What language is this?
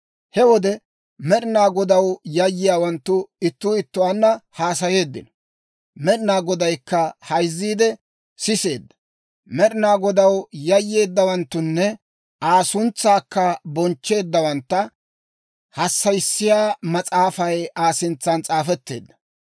Dawro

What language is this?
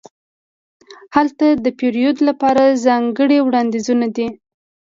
Pashto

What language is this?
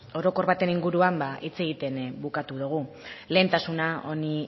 Basque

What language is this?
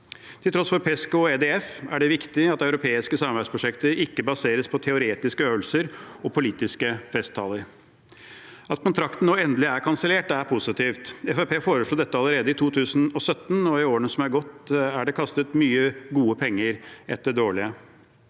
Norwegian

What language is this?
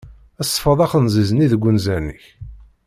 Kabyle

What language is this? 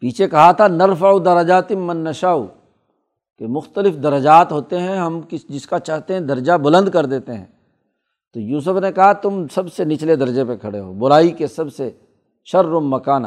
Urdu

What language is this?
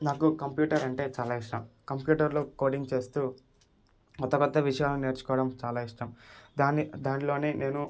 Telugu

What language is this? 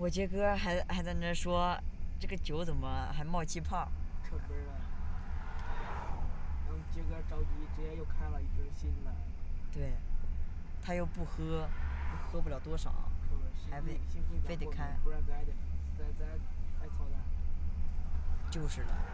Chinese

